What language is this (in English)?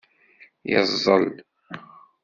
Kabyle